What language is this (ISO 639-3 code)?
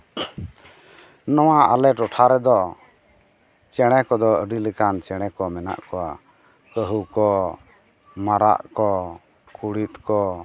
sat